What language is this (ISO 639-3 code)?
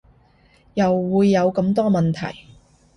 yue